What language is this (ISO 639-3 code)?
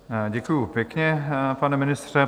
ces